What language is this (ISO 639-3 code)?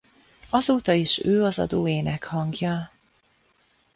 hun